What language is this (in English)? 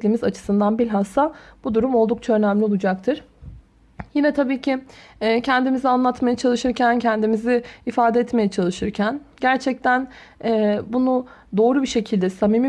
Turkish